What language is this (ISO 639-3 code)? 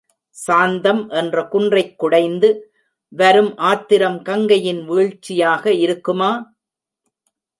tam